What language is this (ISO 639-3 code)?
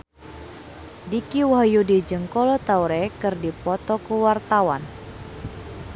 sun